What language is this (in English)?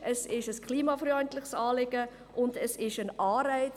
Swiss German